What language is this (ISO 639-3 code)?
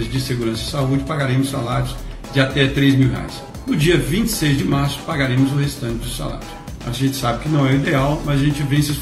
por